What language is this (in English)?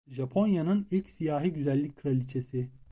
Turkish